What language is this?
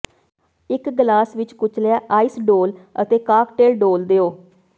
Punjabi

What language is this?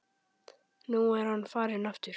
Icelandic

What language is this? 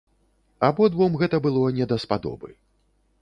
Belarusian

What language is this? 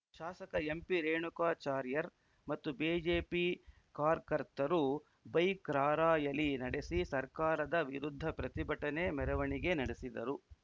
Kannada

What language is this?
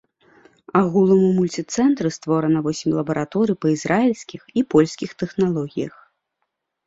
Belarusian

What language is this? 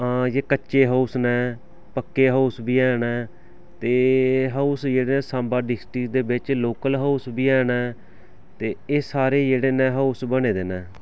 Dogri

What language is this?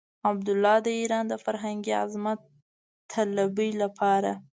Pashto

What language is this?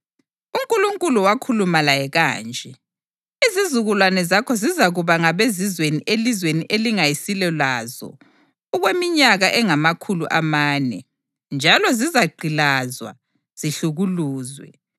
North Ndebele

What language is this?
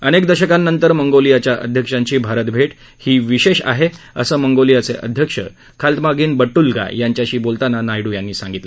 Marathi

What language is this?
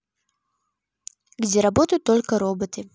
Russian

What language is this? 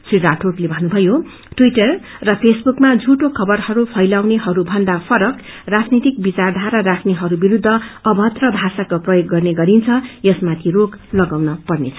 Nepali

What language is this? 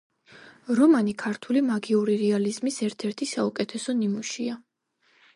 Georgian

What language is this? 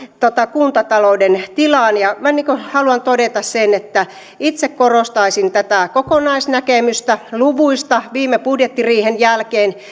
Finnish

